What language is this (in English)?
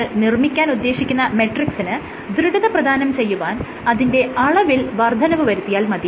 Malayalam